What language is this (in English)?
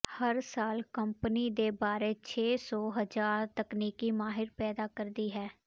Punjabi